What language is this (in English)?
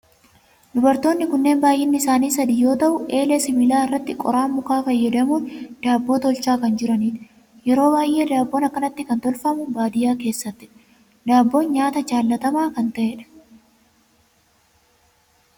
Oromo